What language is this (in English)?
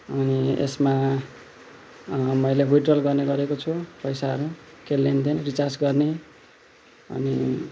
Nepali